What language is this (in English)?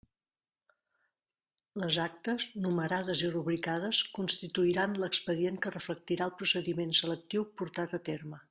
Catalan